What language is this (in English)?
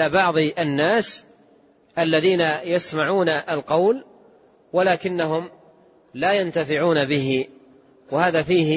Arabic